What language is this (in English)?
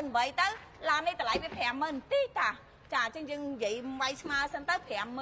Thai